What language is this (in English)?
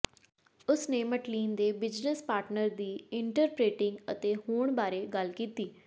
Punjabi